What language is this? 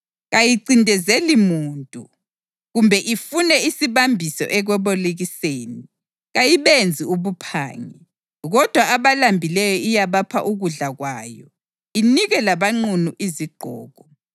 North Ndebele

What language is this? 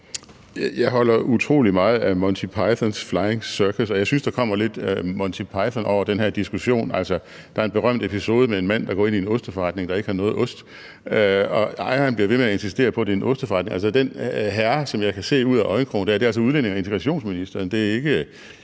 Danish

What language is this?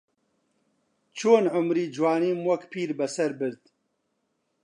Central Kurdish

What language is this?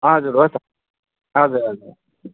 Nepali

